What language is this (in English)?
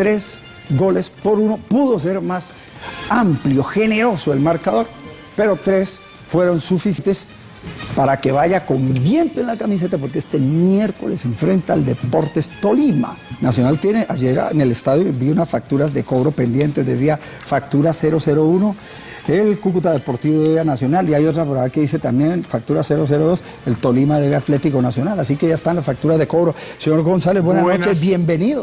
Spanish